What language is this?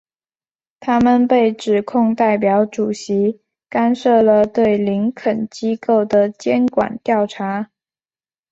Chinese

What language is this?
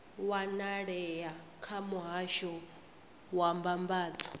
Venda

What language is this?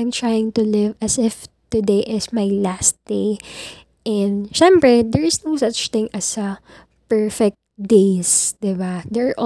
Filipino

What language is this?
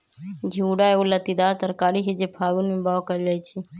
Magahi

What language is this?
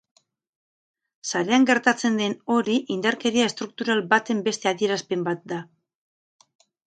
Basque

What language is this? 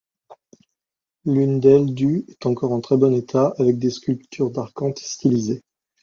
French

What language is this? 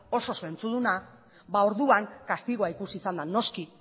Basque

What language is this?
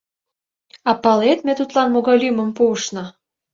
Mari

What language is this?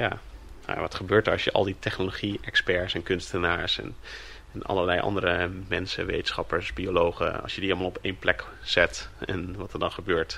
Dutch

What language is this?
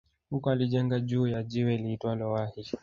Swahili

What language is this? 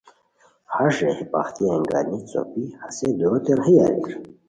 Khowar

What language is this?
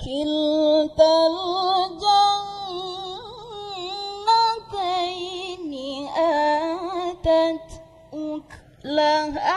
Arabic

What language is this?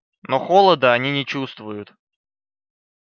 Russian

